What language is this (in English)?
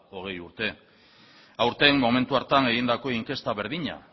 Basque